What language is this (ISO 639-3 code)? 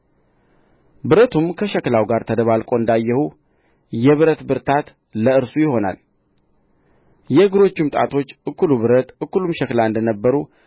amh